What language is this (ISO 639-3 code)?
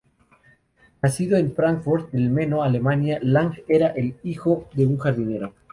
spa